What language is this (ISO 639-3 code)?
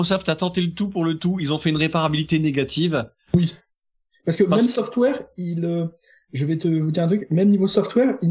fra